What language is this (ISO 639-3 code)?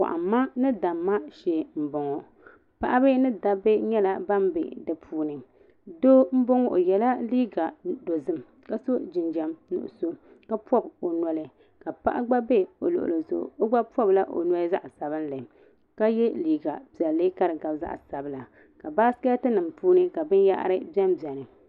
dag